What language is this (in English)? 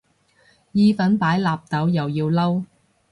Cantonese